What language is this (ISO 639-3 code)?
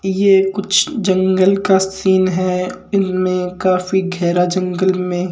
mwr